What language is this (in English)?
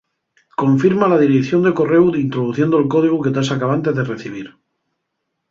Asturian